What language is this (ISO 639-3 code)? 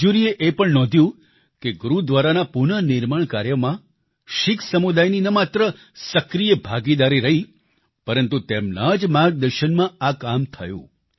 guj